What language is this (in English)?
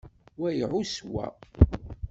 Kabyle